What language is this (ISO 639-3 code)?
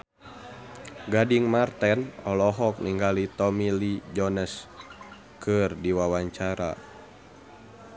sun